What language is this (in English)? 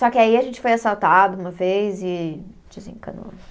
Portuguese